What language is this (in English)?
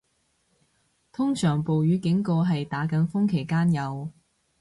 Cantonese